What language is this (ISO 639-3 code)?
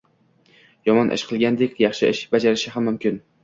uzb